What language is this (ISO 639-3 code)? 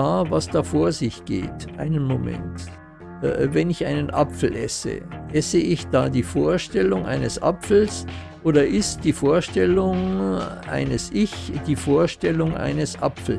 deu